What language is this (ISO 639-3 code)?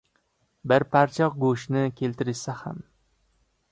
uzb